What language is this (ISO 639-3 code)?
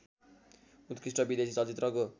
nep